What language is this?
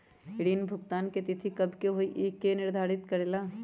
Magahi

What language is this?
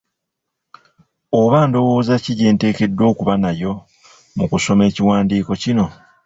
Ganda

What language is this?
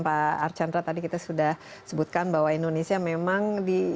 Indonesian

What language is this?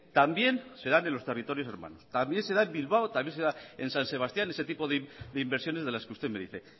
Spanish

